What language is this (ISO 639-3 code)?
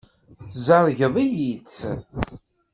kab